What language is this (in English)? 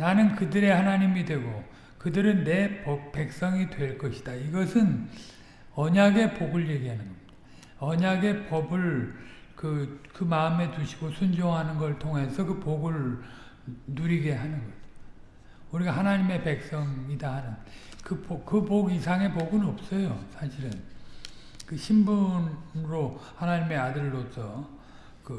Korean